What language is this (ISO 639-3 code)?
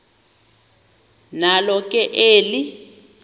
xho